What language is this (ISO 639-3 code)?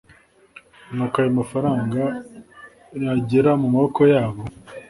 kin